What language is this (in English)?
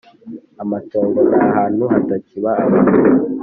Kinyarwanda